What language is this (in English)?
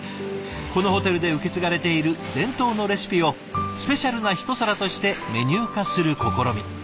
Japanese